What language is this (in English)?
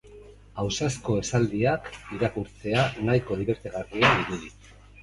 Basque